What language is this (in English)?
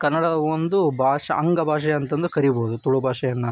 Kannada